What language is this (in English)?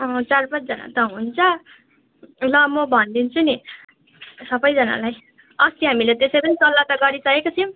Nepali